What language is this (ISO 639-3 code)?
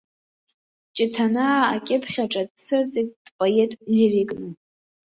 abk